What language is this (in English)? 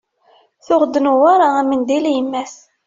Kabyle